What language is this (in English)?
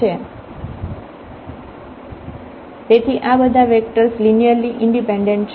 Gujarati